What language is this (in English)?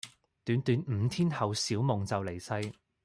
Cantonese